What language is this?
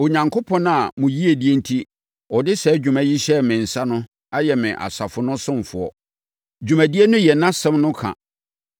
Akan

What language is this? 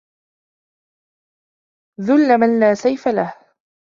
Arabic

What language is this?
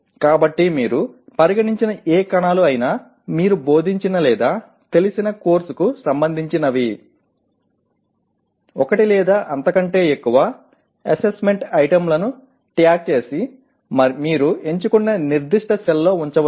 Telugu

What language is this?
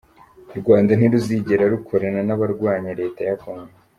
Kinyarwanda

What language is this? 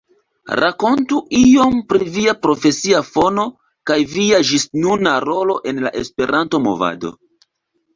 Esperanto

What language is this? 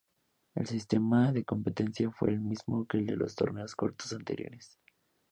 Spanish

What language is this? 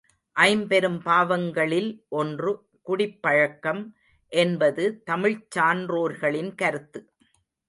Tamil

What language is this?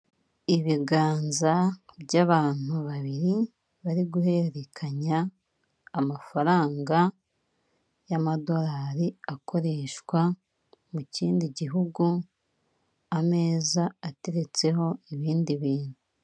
Kinyarwanda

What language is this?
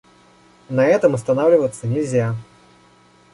Russian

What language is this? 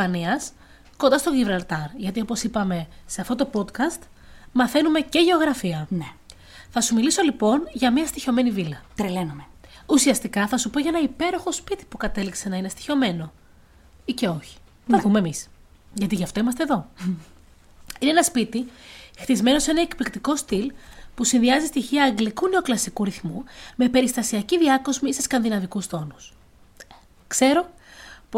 Greek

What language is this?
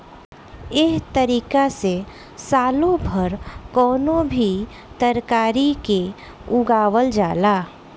Bhojpuri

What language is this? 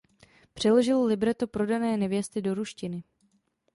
Czech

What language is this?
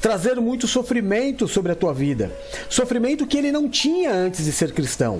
Portuguese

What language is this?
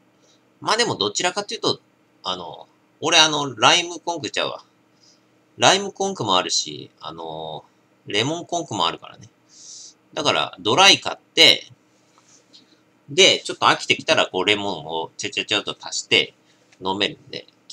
Japanese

